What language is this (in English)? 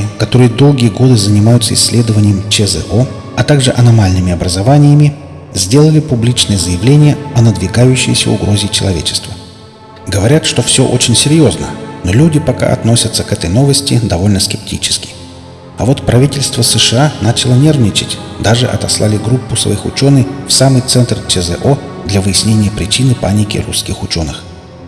Russian